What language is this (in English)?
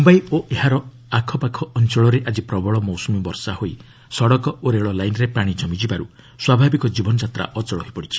Odia